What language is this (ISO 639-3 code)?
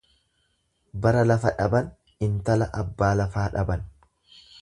orm